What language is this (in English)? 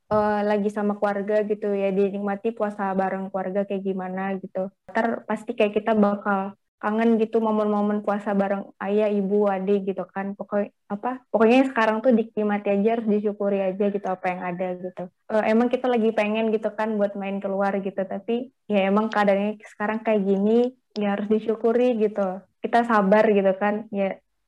Indonesian